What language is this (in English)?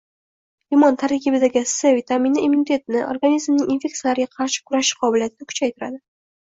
Uzbek